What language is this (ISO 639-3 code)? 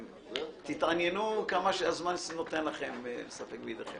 heb